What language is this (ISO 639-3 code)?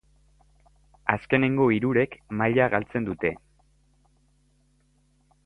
eus